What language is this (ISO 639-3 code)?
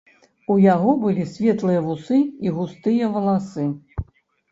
bel